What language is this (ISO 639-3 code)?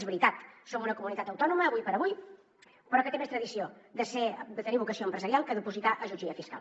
cat